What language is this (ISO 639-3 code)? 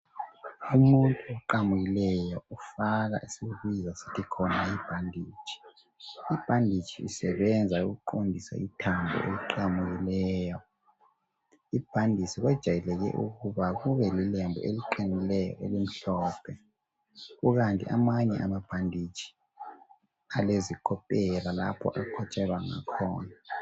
nde